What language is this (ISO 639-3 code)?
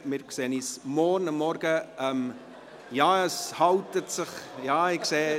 gsw